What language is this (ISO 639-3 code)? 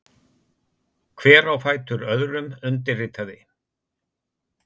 isl